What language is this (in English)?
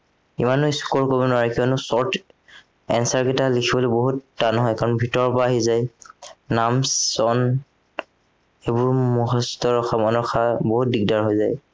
Assamese